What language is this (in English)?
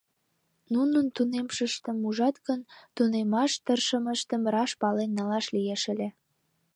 Mari